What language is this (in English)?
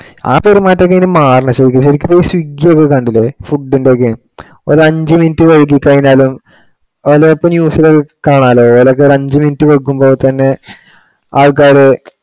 Malayalam